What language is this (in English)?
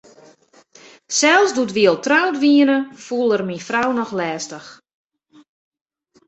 Western Frisian